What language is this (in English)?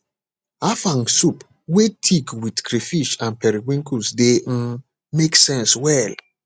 Nigerian Pidgin